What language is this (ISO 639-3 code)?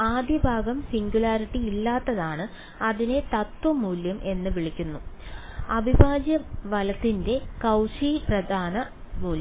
mal